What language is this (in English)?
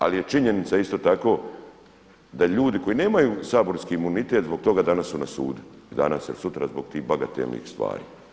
Croatian